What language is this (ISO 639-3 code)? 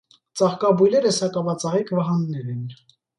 hye